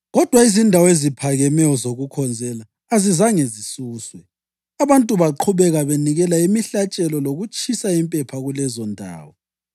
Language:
North Ndebele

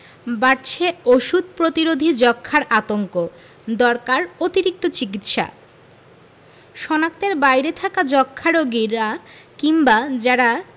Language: Bangla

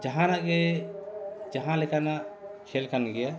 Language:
Santali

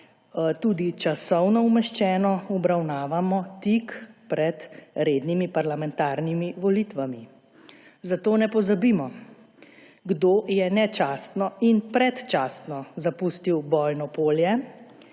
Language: Slovenian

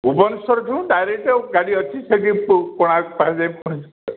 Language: Odia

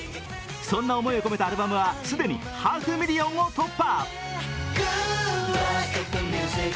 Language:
Japanese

